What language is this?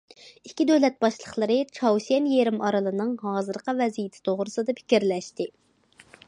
Uyghur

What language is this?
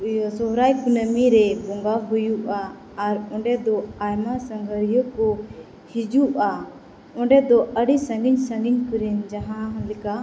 Santali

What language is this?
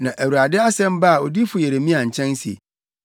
Akan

